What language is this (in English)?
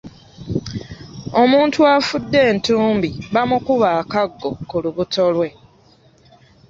Ganda